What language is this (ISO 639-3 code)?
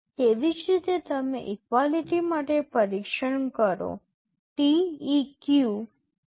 guj